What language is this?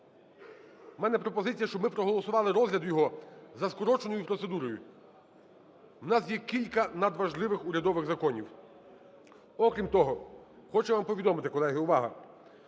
Ukrainian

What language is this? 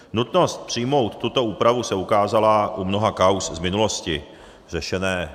Czech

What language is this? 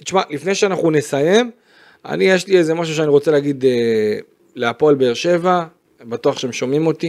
Hebrew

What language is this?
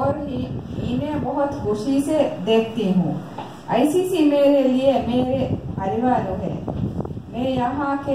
Korean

